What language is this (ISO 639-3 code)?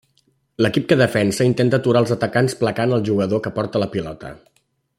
cat